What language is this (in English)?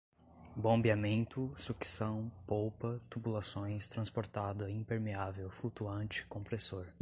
Portuguese